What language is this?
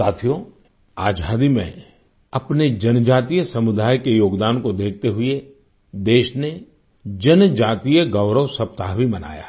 Hindi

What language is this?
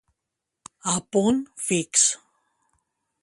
Catalan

